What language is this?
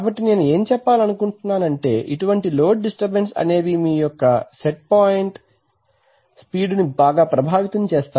Telugu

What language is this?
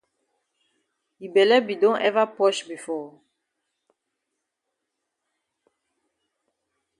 Cameroon Pidgin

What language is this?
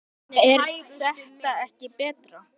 Icelandic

